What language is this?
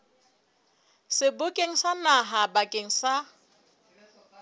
Southern Sotho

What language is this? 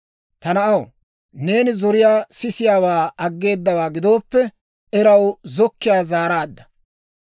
Dawro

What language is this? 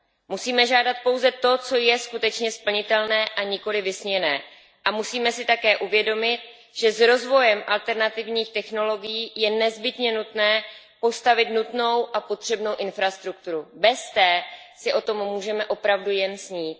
Czech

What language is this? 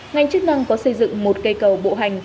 Vietnamese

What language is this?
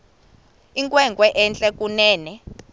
Xhosa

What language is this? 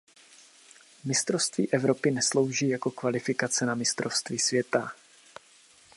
Czech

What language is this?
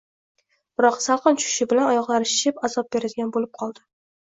Uzbek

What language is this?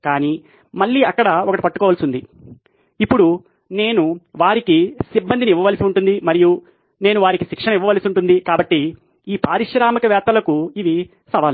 Telugu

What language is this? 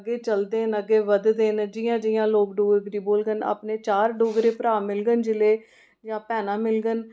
Dogri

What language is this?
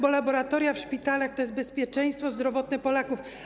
Polish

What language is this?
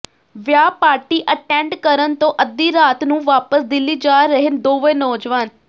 Punjabi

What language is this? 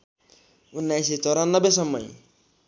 Nepali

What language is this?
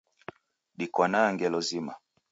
Taita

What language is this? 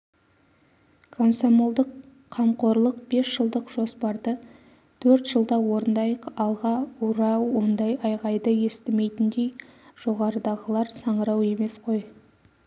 Kazakh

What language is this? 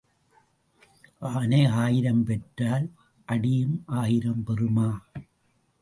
Tamil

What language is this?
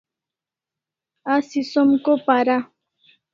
Kalasha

